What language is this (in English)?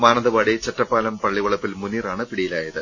Malayalam